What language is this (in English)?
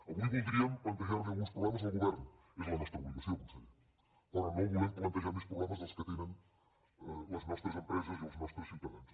Catalan